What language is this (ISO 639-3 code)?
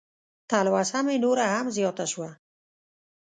pus